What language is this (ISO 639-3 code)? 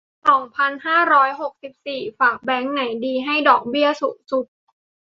tha